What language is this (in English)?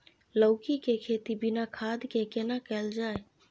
Maithili